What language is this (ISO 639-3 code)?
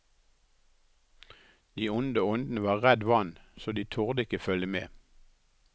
nor